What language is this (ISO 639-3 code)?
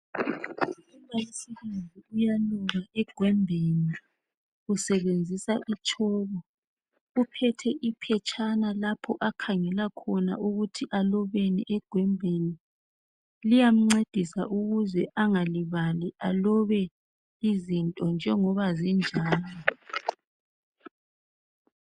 nde